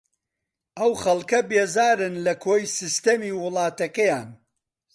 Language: Central Kurdish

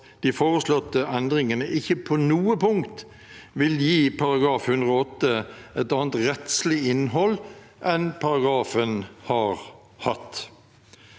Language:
Norwegian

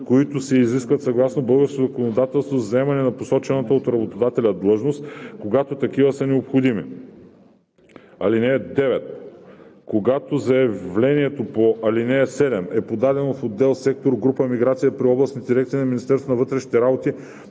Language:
Bulgarian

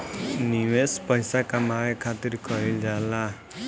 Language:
Bhojpuri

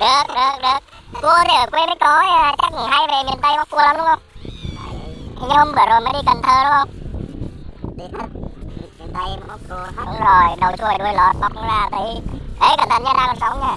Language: Vietnamese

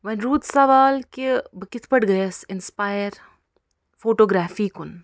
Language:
Kashmiri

